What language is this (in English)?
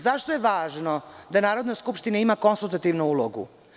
Serbian